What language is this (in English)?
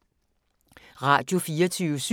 Danish